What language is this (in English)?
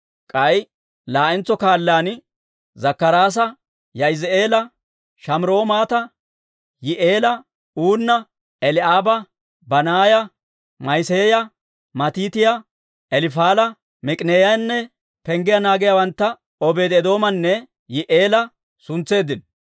Dawro